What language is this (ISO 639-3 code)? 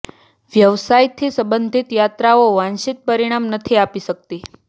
guj